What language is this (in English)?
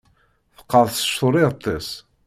Kabyle